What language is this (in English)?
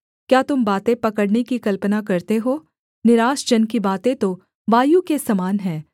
Hindi